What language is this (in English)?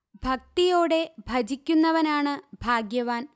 Malayalam